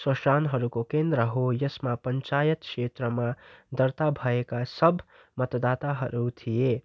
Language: Nepali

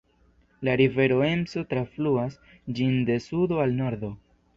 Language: Esperanto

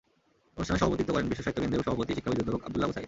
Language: Bangla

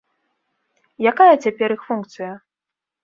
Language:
Belarusian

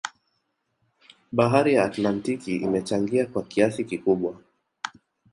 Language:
Swahili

